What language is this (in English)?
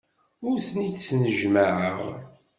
Kabyle